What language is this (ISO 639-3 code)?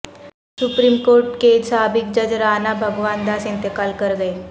urd